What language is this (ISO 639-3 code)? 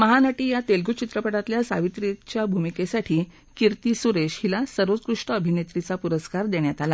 mar